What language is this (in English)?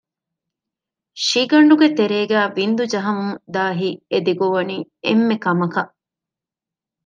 Divehi